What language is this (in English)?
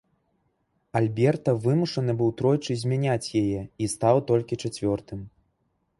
Belarusian